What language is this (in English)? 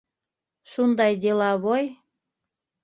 Bashkir